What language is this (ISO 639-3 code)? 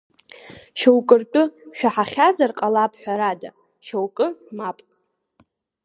abk